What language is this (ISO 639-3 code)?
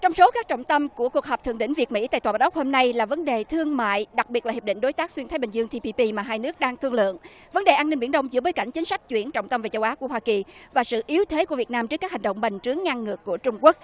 vie